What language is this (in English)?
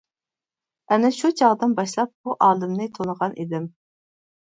Uyghur